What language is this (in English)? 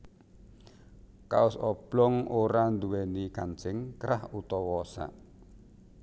Javanese